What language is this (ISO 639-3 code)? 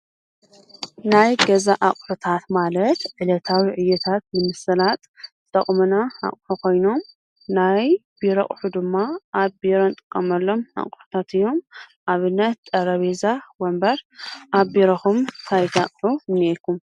tir